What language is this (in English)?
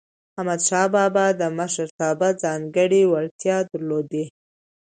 Pashto